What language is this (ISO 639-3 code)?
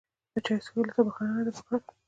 pus